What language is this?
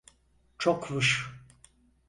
Turkish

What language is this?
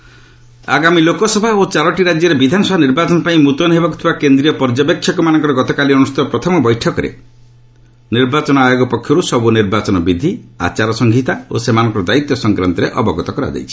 Odia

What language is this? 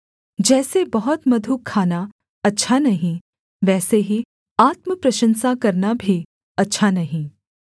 Hindi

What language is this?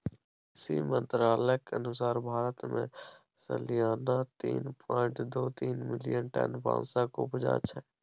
Maithili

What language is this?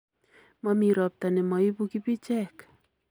Kalenjin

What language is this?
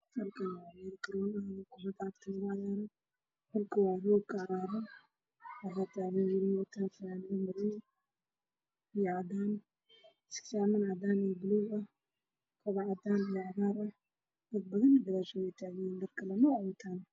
Somali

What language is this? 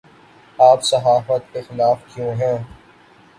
Urdu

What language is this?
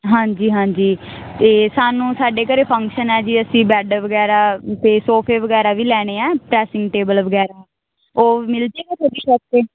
Punjabi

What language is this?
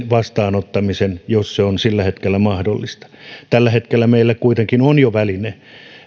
Finnish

